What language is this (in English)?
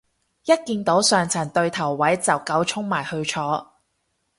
Cantonese